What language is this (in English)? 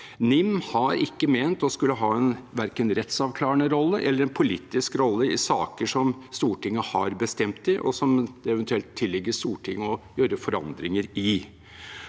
Norwegian